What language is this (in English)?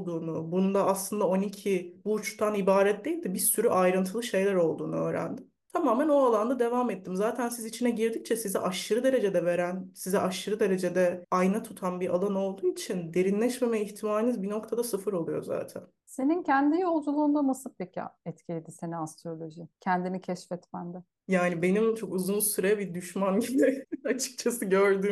Turkish